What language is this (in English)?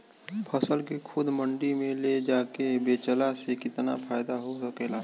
Bhojpuri